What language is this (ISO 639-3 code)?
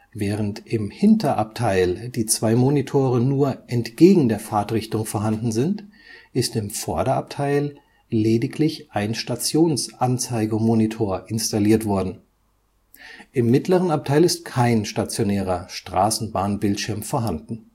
deu